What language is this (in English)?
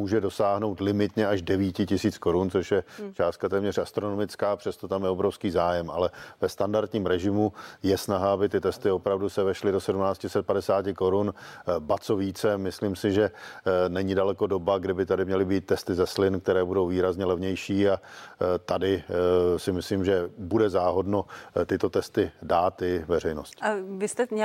Czech